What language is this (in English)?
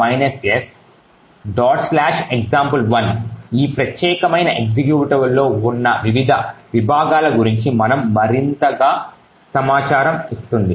Telugu